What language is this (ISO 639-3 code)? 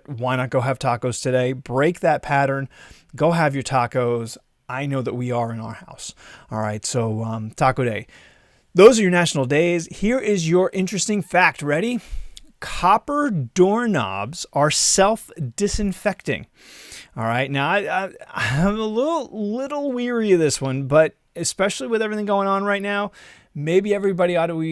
eng